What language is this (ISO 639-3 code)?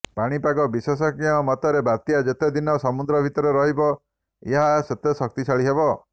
ori